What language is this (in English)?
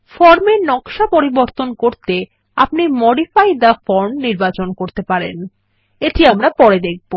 Bangla